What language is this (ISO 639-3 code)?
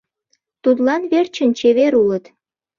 chm